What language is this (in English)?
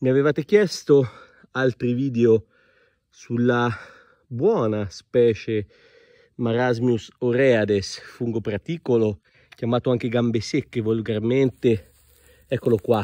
Italian